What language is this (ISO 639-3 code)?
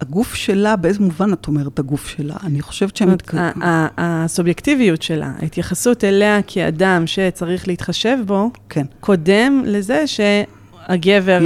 heb